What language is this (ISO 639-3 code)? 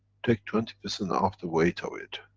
eng